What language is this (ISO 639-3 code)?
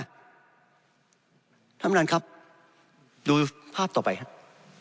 tha